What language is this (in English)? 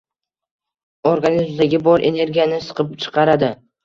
Uzbek